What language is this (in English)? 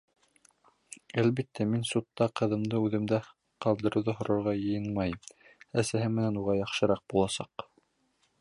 Bashkir